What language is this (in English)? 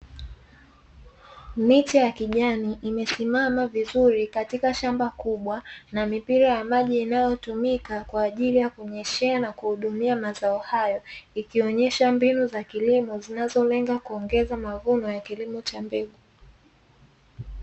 Swahili